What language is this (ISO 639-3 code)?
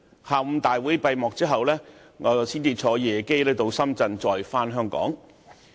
yue